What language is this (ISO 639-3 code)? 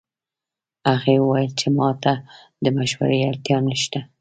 pus